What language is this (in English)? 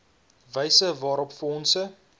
Afrikaans